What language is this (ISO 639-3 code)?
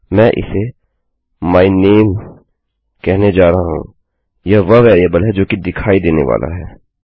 hin